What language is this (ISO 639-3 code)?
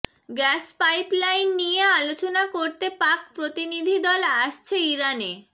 ben